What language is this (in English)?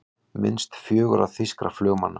Icelandic